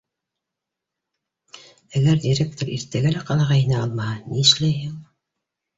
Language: Bashkir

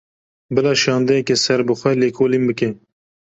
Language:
Kurdish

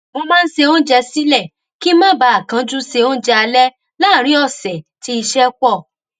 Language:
Yoruba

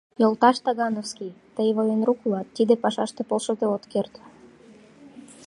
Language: Mari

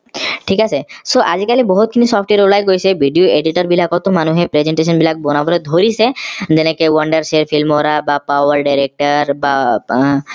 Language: Assamese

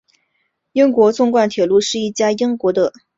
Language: Chinese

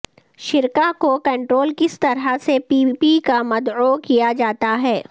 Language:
Urdu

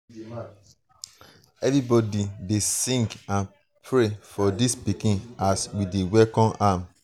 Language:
Nigerian Pidgin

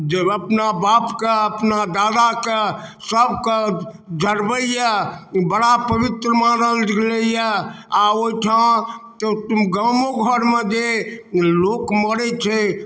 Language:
Maithili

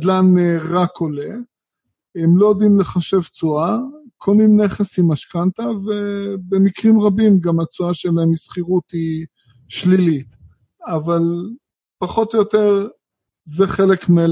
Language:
Hebrew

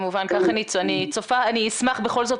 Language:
Hebrew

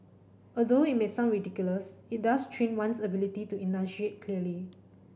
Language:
English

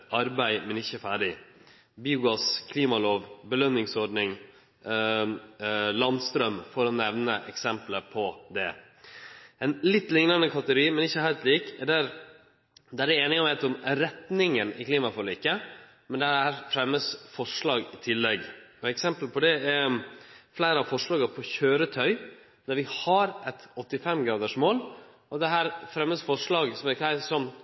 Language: Norwegian Nynorsk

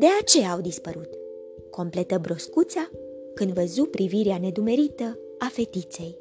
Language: Romanian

